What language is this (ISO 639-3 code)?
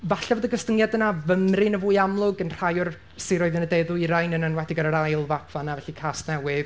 cym